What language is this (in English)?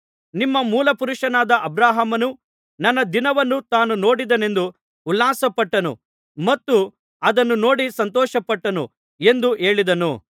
Kannada